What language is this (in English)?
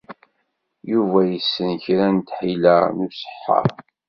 Kabyle